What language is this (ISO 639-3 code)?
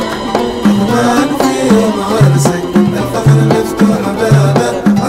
ara